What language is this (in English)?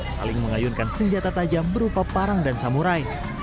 Indonesian